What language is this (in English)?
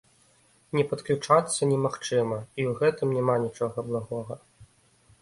Belarusian